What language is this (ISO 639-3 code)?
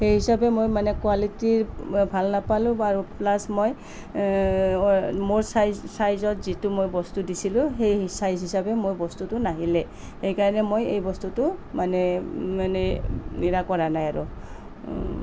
asm